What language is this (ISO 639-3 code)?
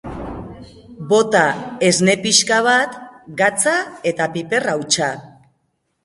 eus